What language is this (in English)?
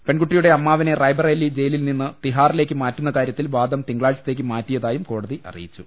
Malayalam